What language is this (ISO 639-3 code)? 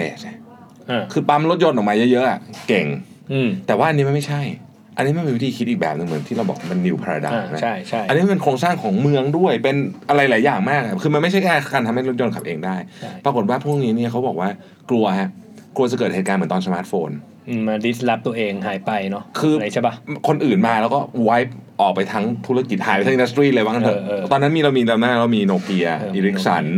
tha